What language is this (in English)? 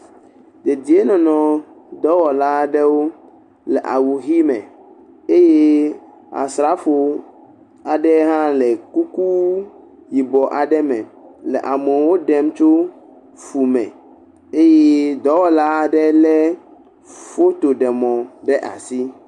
Ewe